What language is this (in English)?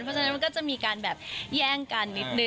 Thai